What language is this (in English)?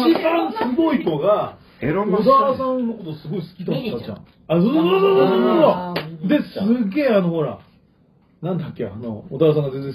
Japanese